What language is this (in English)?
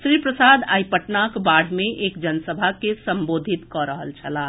Maithili